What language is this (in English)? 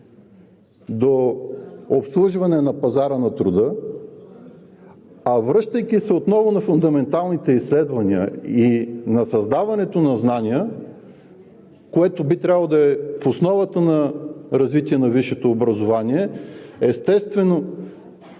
Bulgarian